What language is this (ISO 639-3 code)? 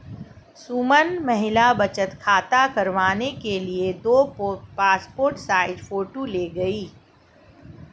hin